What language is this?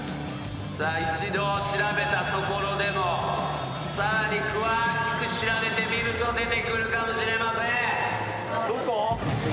Japanese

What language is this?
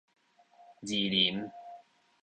Min Nan Chinese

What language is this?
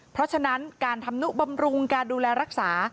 Thai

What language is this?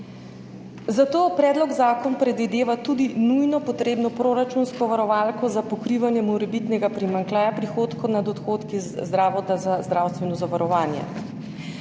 Slovenian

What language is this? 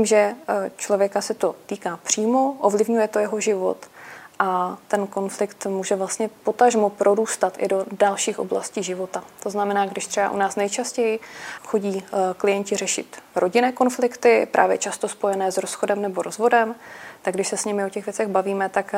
Czech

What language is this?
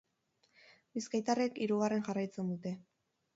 Basque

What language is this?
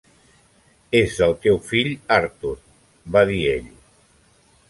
Catalan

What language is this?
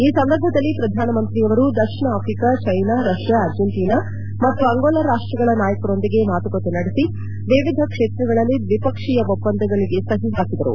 Kannada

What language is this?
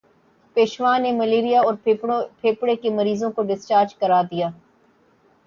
Urdu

